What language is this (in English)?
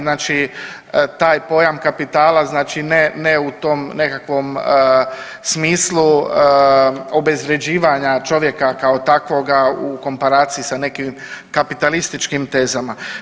Croatian